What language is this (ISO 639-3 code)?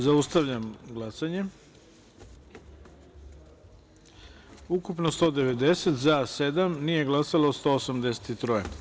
srp